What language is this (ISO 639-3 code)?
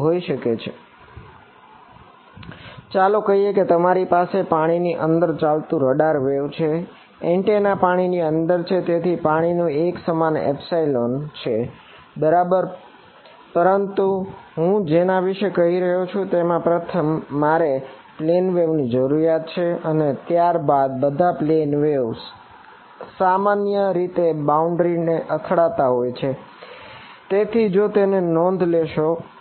guj